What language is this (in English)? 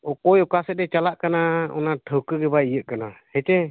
Santali